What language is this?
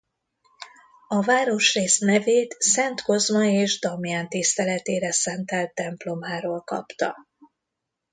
Hungarian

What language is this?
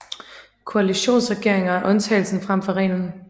Danish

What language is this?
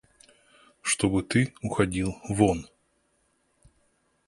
Russian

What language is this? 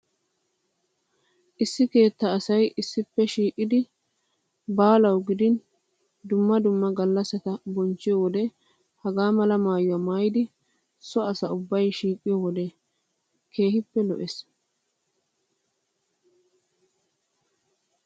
Wolaytta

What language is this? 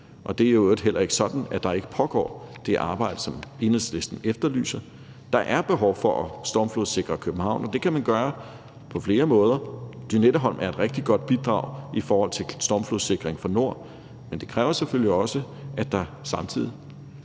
Danish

